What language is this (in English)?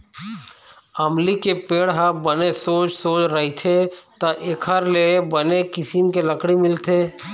Chhattisgarhi